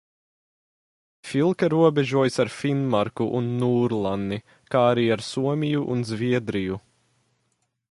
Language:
Latvian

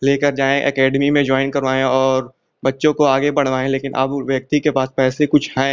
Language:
Hindi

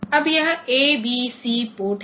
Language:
Hindi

